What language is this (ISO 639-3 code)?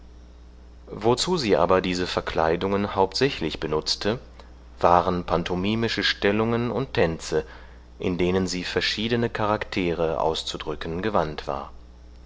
deu